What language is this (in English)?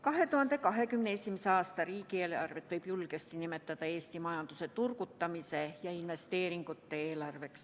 Estonian